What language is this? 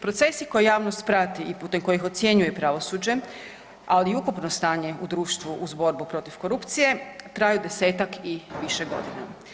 Croatian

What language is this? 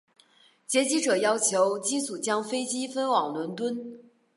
Chinese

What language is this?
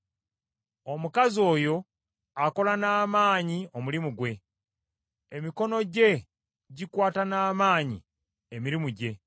Ganda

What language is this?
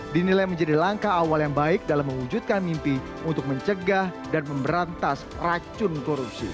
Indonesian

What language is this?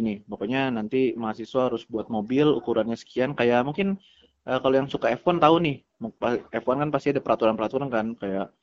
Indonesian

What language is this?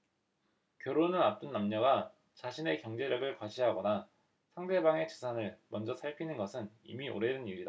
Korean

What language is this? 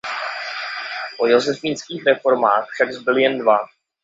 Czech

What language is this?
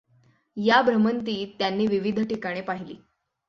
Marathi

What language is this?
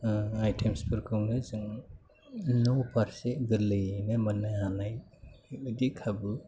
Bodo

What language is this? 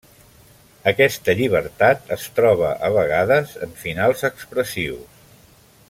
Catalan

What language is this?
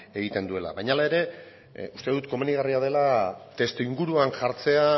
Basque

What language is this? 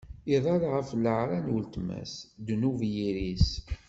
Kabyle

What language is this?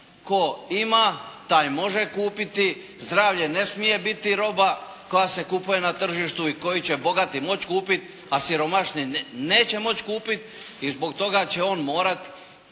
Croatian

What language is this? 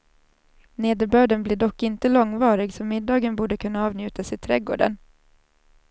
Swedish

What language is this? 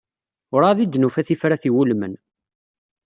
Kabyle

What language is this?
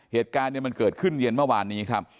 Thai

